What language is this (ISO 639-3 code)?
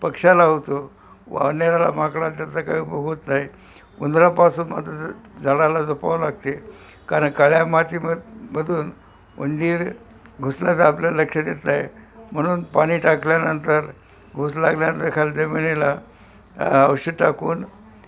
mar